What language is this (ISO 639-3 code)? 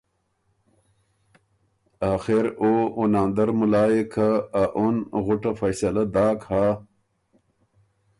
oru